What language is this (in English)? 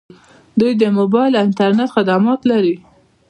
Pashto